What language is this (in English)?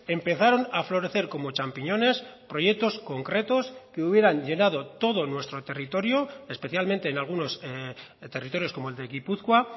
Spanish